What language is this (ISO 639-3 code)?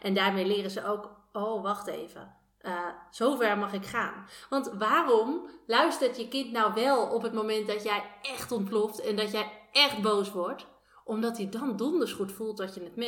nld